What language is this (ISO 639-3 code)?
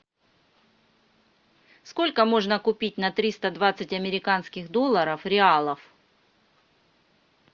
rus